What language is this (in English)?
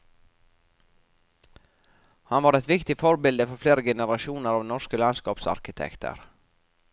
Norwegian